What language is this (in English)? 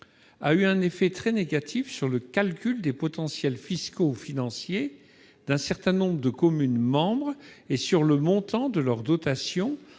French